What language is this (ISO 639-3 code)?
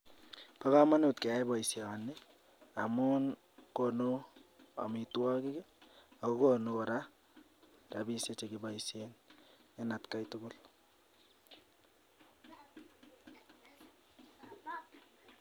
kln